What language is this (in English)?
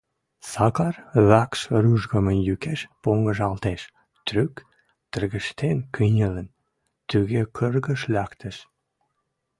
Western Mari